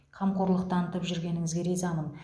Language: Kazakh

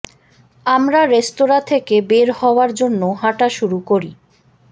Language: Bangla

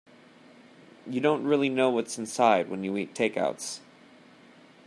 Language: English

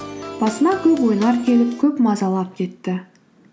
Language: Kazakh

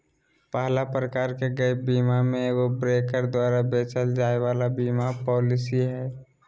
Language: Magahi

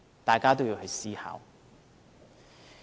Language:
Cantonese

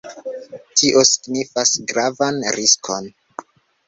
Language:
Esperanto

